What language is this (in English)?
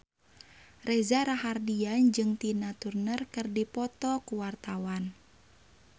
Sundanese